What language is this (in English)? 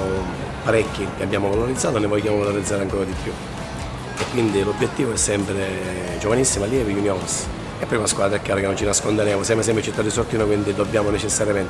Italian